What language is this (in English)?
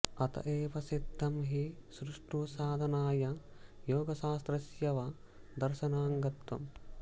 Sanskrit